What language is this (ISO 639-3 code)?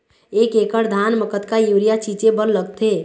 hne